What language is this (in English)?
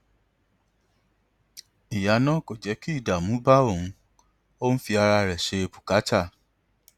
Yoruba